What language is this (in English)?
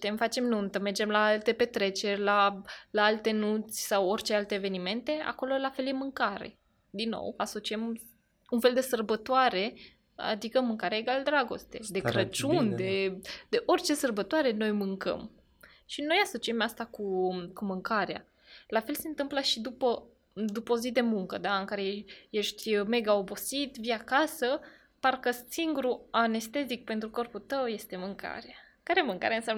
Romanian